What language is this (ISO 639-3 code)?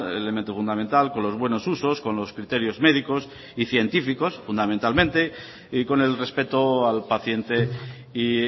spa